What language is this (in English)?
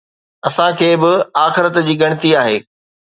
Sindhi